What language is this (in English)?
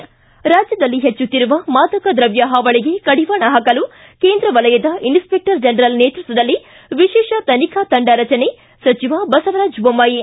Kannada